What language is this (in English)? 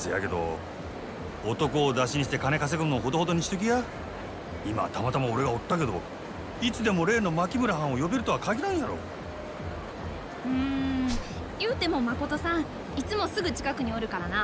Japanese